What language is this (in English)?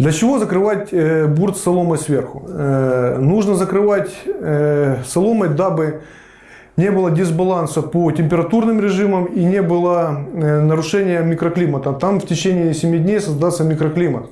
Russian